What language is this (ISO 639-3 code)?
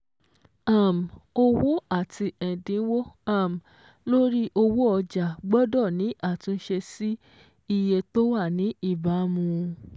yor